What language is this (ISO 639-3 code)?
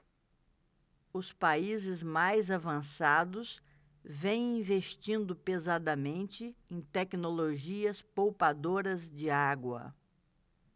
por